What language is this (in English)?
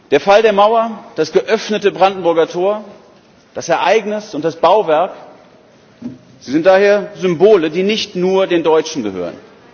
German